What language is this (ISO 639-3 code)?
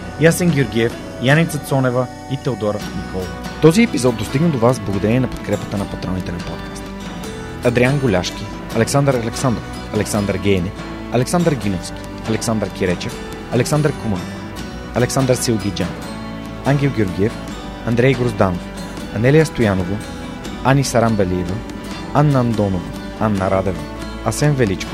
bul